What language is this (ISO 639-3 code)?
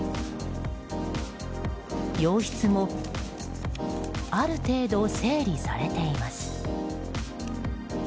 jpn